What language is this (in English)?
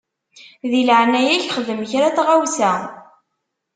Kabyle